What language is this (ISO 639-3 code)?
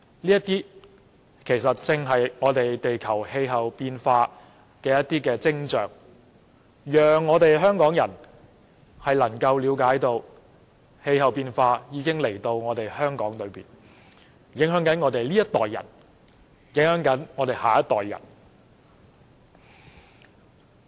yue